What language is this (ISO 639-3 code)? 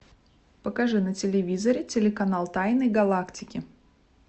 rus